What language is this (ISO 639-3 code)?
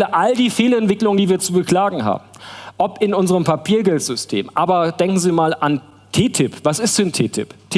deu